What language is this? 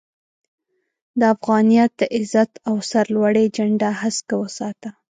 Pashto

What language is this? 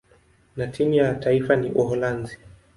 Swahili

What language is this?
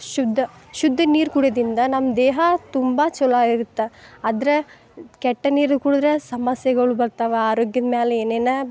Kannada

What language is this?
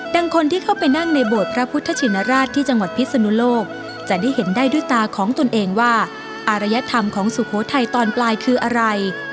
Thai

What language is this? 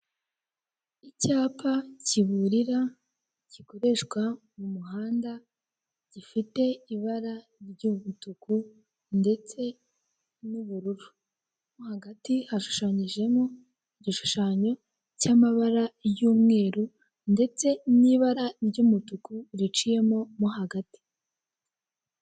Kinyarwanda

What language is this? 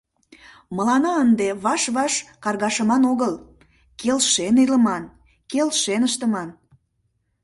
Mari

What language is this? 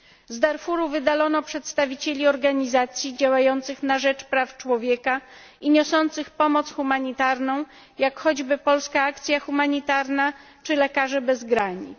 Polish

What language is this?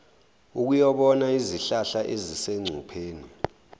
Zulu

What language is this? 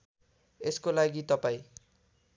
Nepali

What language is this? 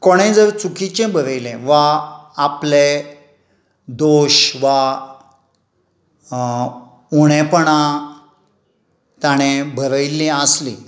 Konkani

